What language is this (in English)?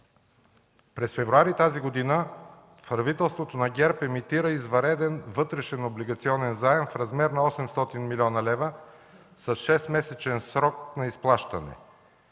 Bulgarian